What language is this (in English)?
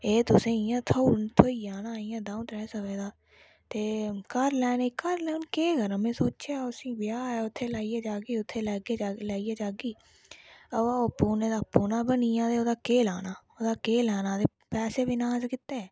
Dogri